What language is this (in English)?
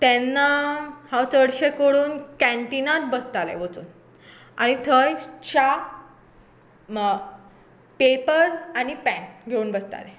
Konkani